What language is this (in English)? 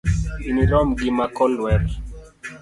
Luo (Kenya and Tanzania)